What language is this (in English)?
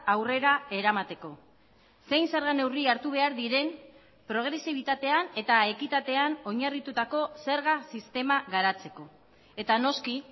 Basque